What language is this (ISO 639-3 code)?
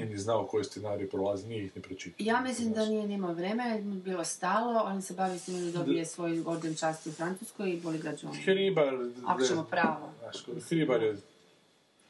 hrv